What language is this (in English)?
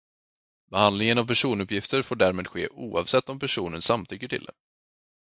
Swedish